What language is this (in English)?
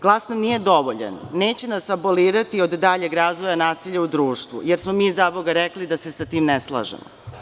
Serbian